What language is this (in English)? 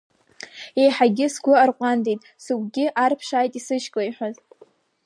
Abkhazian